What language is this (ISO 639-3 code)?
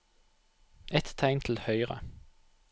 nor